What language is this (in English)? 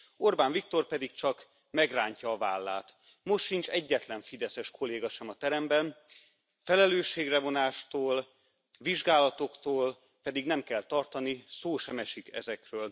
Hungarian